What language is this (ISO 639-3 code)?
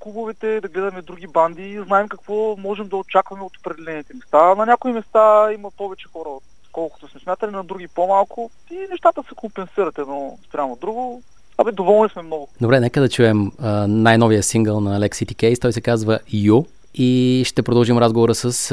bul